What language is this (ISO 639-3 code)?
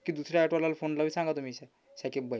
mar